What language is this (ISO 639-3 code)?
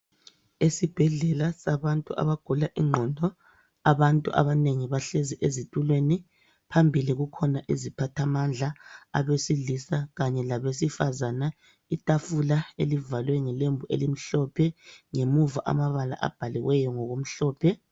nde